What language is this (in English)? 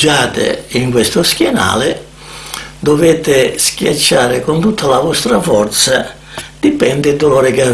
Italian